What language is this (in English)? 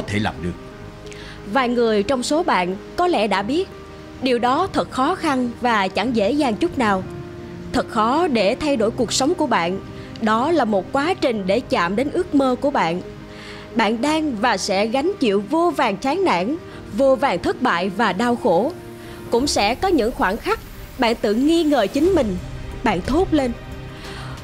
Vietnamese